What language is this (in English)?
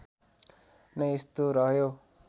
Nepali